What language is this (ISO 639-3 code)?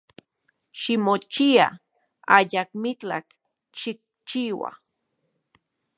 ncx